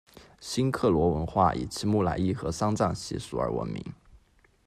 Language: Chinese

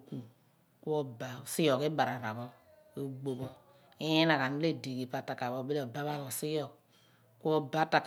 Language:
Abua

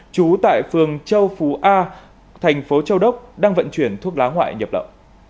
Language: Vietnamese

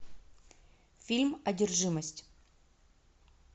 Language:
Russian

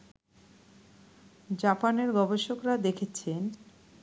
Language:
Bangla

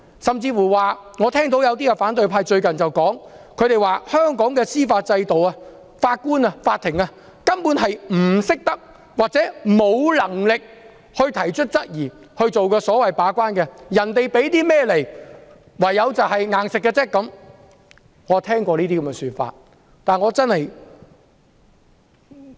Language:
Cantonese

